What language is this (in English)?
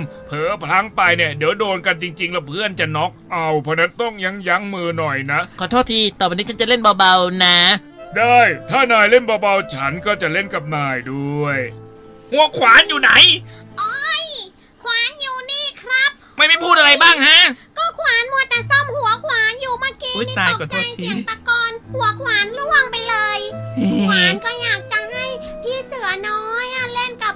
Thai